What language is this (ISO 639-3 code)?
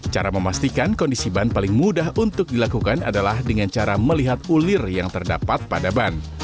ind